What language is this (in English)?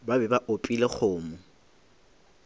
Northern Sotho